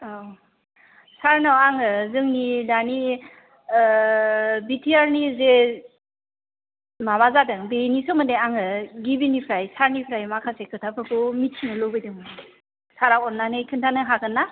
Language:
Bodo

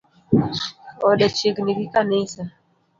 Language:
Luo (Kenya and Tanzania)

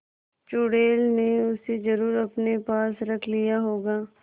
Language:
Hindi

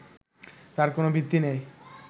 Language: Bangla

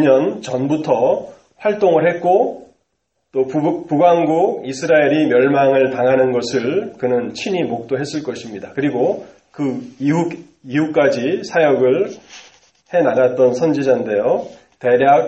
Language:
Korean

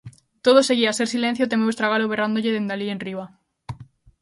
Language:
Galician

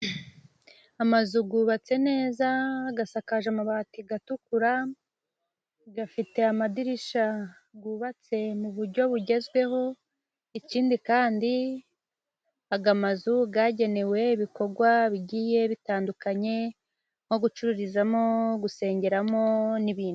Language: Kinyarwanda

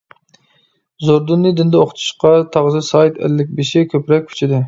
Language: Uyghur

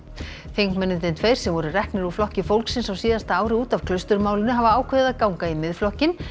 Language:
Icelandic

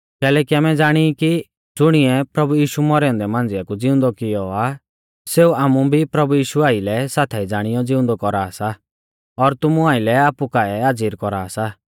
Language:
Mahasu Pahari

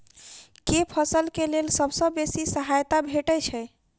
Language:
Maithili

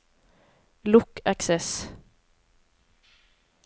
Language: Norwegian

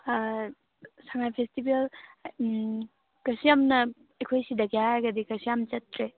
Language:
Manipuri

